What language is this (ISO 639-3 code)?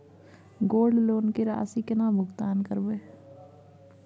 mai